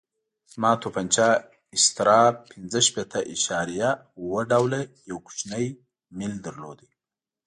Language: Pashto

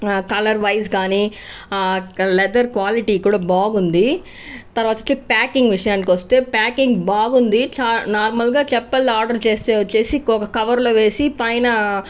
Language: Telugu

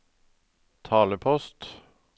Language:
Norwegian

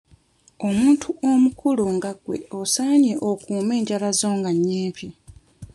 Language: Ganda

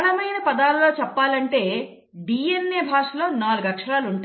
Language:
Telugu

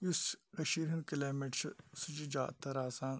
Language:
Kashmiri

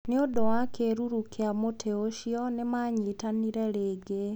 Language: Kikuyu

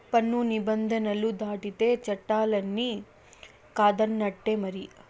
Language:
Telugu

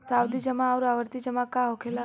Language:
Bhojpuri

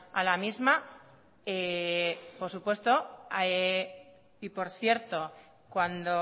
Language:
Spanish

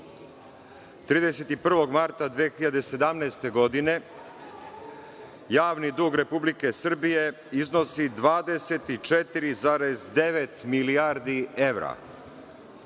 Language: Serbian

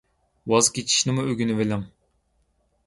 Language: Uyghur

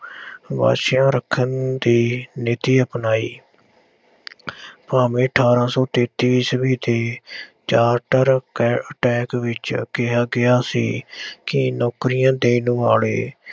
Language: Punjabi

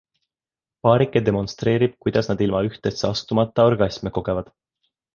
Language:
Estonian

